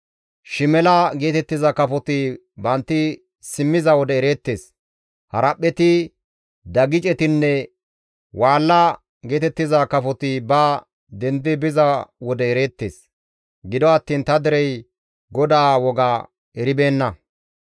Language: Gamo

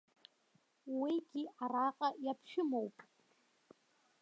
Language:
Abkhazian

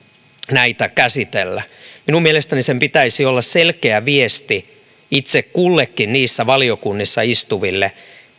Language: Finnish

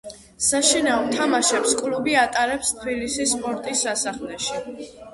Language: Georgian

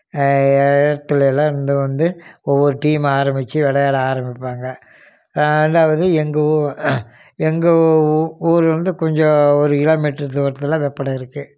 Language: Tamil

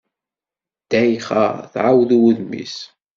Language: Kabyle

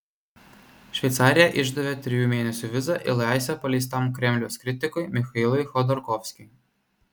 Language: Lithuanian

